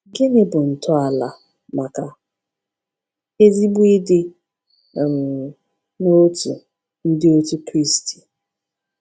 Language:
Igbo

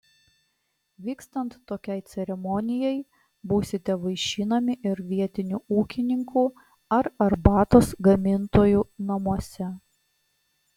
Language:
Lithuanian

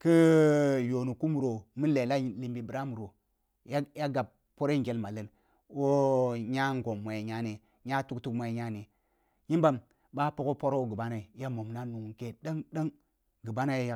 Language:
Kulung (Nigeria)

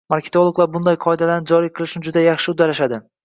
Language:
Uzbek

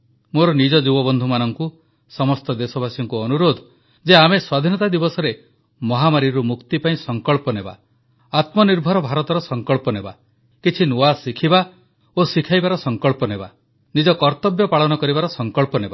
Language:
Odia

